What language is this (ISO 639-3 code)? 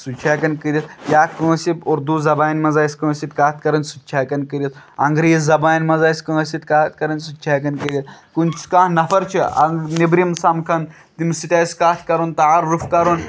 kas